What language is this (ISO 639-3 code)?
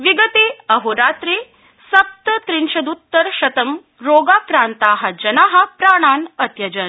san